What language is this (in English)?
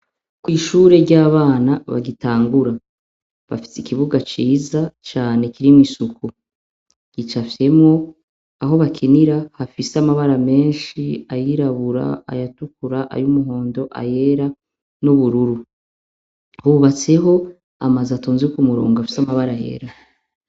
Rundi